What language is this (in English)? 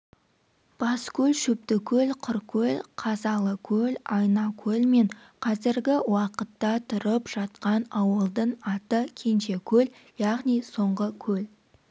Kazakh